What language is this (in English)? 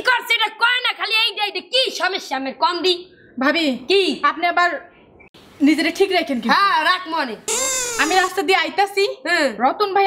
Hindi